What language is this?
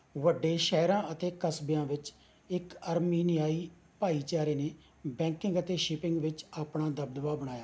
Punjabi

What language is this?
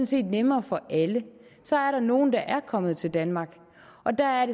Danish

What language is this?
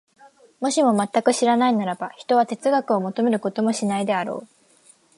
Japanese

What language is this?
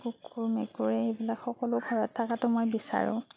Assamese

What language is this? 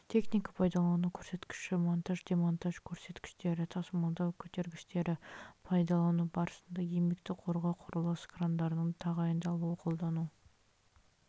Kazakh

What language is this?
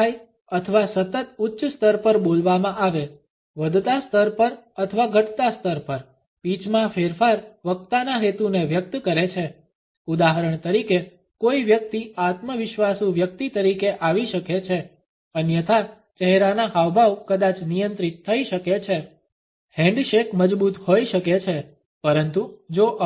Gujarati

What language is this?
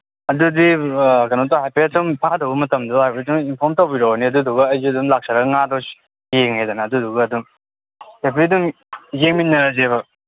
Manipuri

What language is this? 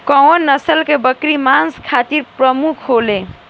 Bhojpuri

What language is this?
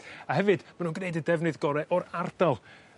Welsh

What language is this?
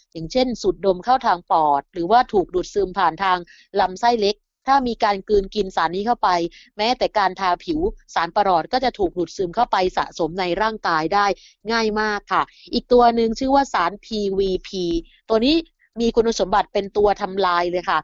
Thai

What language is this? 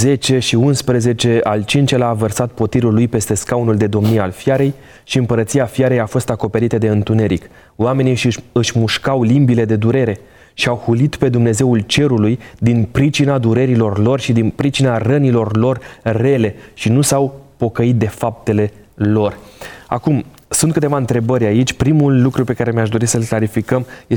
Romanian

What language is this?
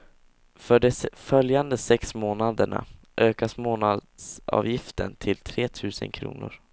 Swedish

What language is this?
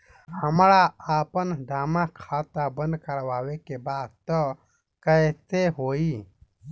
Bhojpuri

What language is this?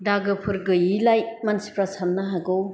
Bodo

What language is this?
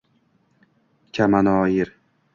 Uzbek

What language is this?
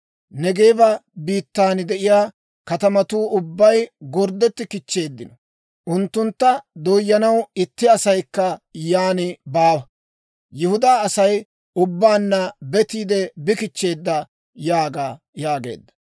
Dawro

